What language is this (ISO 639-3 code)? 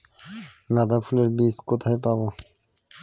ben